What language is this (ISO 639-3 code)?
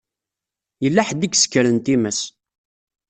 kab